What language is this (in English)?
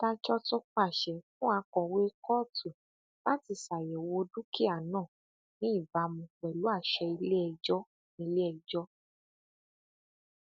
Yoruba